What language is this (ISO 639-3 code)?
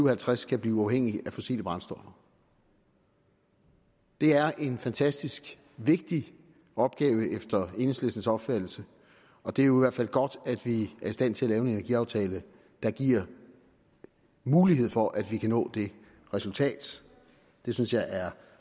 dan